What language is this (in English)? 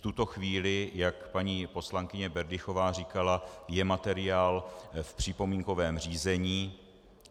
Czech